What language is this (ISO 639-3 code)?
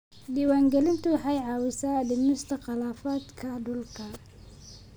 som